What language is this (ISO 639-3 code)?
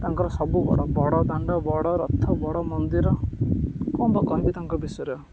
ori